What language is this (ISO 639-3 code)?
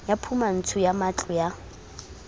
sot